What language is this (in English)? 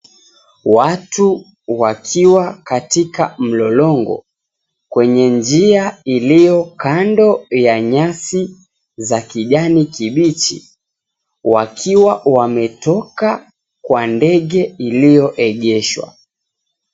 Swahili